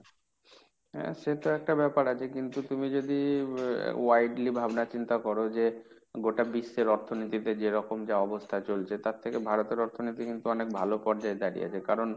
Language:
Bangla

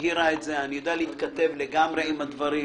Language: Hebrew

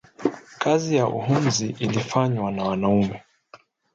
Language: Swahili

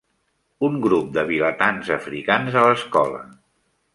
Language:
Catalan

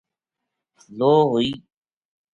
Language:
Gujari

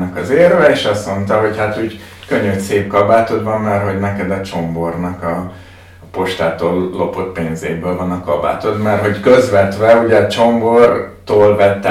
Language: Hungarian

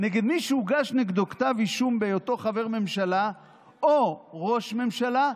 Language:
Hebrew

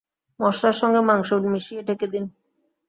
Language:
Bangla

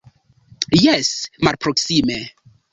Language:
Esperanto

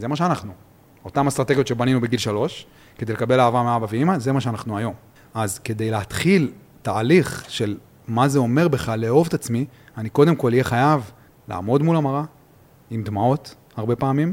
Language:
Hebrew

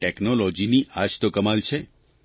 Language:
Gujarati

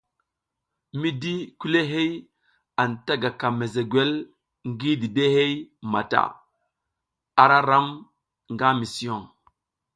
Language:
South Giziga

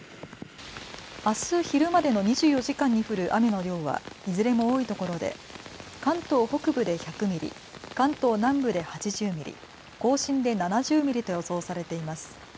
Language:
Japanese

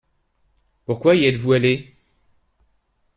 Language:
French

